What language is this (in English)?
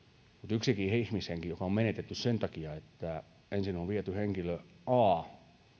Finnish